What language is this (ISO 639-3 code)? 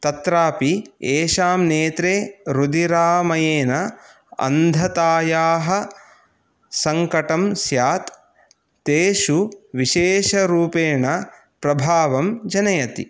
san